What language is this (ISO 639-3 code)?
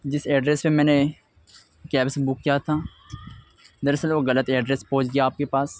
urd